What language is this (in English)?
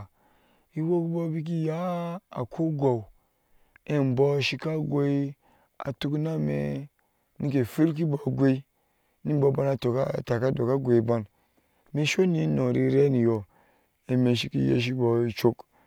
Ashe